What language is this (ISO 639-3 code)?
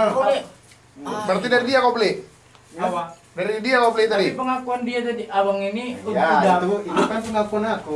ind